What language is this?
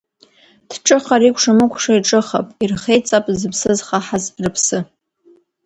Abkhazian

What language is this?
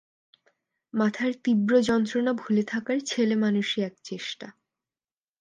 Bangla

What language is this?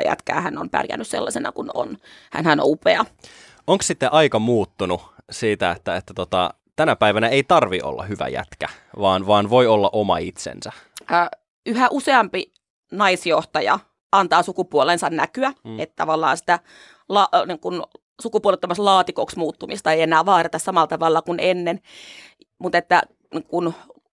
Finnish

